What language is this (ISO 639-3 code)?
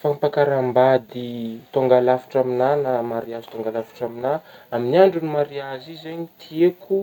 bmm